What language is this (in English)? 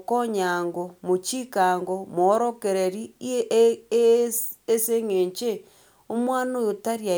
Gusii